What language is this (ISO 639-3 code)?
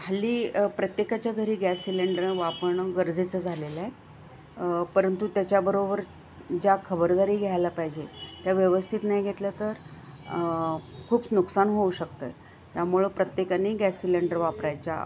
mar